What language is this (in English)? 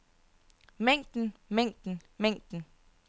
Danish